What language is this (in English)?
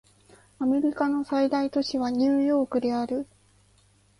Japanese